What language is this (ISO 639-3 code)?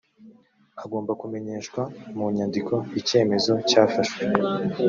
kin